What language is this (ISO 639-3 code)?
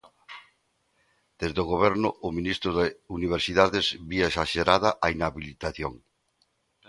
glg